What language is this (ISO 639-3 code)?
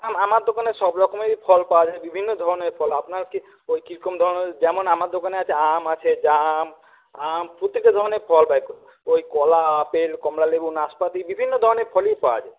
ben